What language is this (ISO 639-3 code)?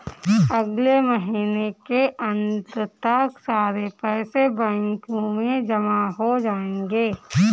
hin